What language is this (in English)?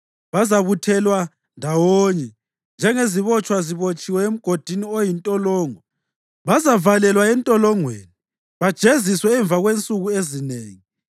North Ndebele